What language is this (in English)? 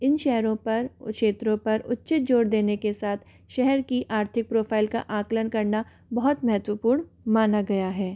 Hindi